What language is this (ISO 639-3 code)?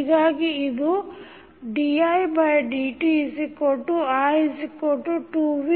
kan